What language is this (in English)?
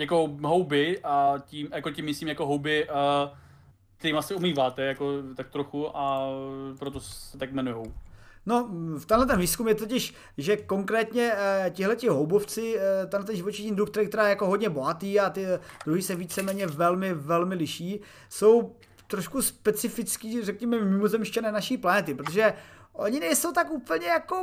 Czech